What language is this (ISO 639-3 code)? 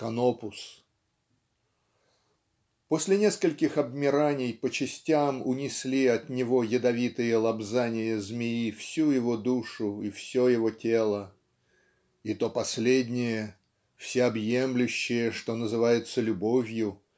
rus